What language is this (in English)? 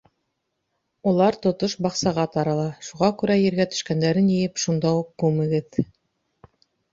Bashkir